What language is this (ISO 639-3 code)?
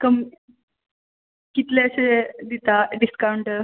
kok